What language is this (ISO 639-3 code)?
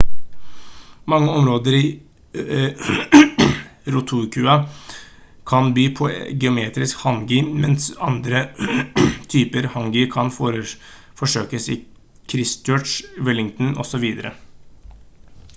nob